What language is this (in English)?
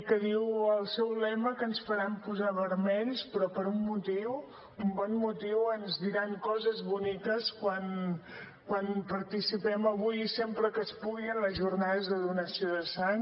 Catalan